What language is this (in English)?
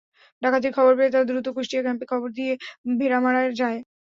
Bangla